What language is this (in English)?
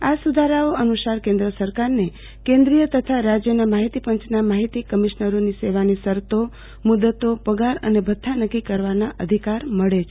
Gujarati